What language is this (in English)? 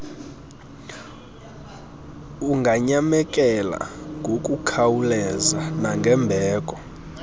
Xhosa